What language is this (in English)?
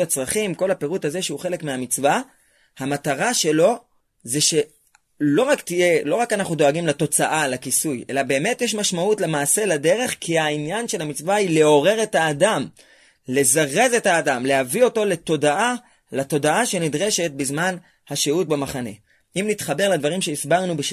Hebrew